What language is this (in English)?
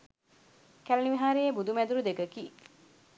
Sinhala